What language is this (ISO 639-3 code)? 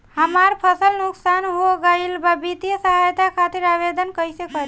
bho